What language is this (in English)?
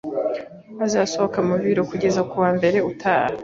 Kinyarwanda